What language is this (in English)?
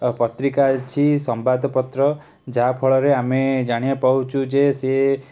Odia